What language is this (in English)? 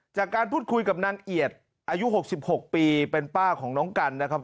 Thai